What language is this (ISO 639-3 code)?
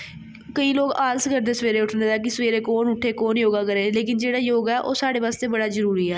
doi